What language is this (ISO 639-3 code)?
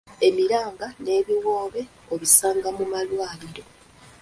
lug